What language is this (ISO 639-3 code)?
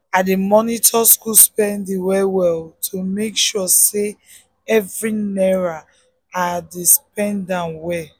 pcm